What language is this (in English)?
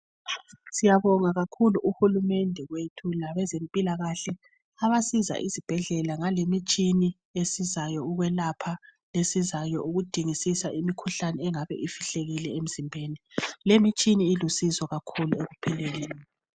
North Ndebele